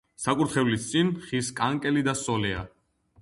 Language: Georgian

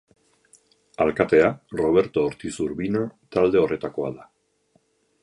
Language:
Basque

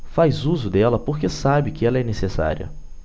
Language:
Portuguese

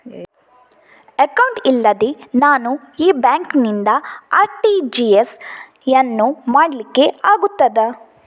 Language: Kannada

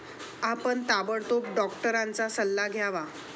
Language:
Marathi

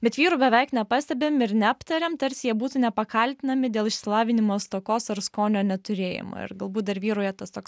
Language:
Lithuanian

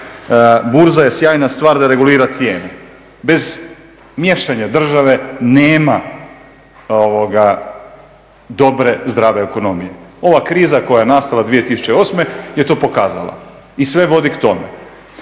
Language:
Croatian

